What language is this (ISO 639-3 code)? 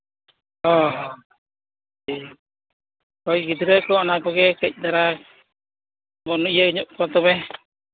sat